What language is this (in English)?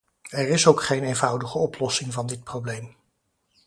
Dutch